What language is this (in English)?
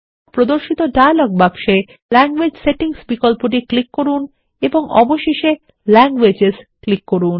Bangla